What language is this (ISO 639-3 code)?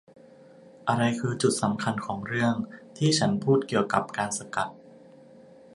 tha